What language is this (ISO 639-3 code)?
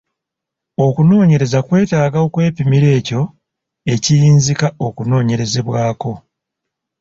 lug